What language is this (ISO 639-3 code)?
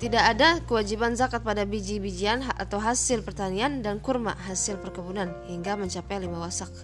ind